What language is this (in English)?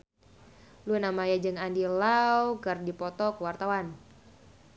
Sundanese